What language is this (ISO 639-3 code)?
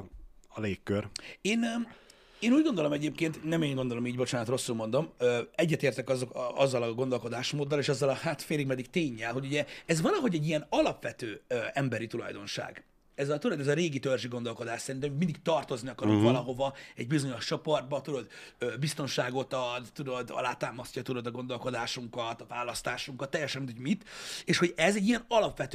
hun